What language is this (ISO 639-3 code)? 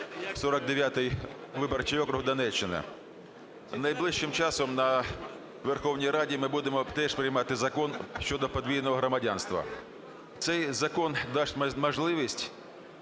ukr